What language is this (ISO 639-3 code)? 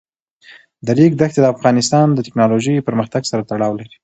pus